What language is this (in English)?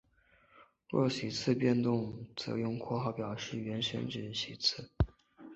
Chinese